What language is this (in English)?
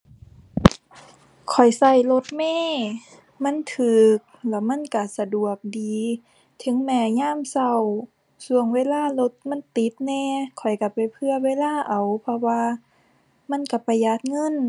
Thai